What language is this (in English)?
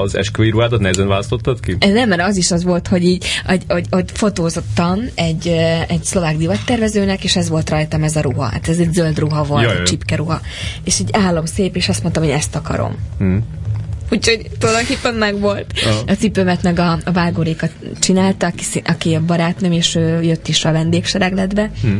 Hungarian